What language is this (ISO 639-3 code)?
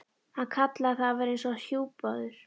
isl